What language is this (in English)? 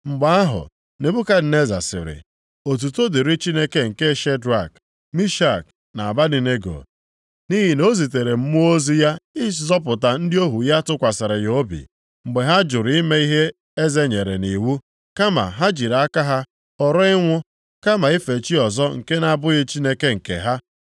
Igbo